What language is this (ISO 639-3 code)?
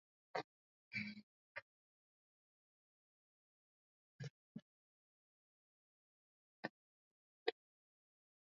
swa